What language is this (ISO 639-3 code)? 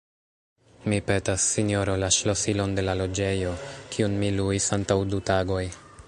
epo